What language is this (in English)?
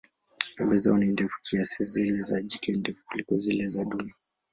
Swahili